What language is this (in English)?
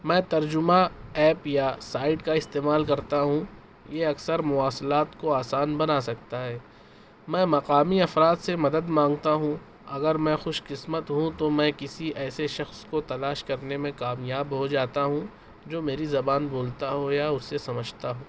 Urdu